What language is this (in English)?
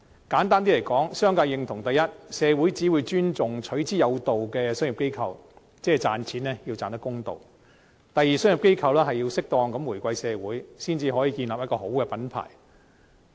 Cantonese